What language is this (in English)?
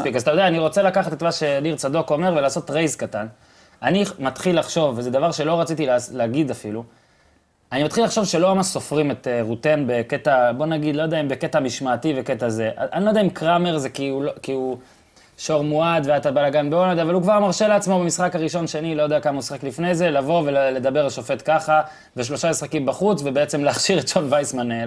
Hebrew